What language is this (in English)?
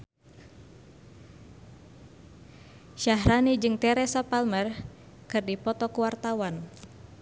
Sundanese